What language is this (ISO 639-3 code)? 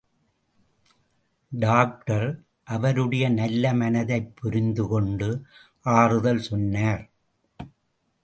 tam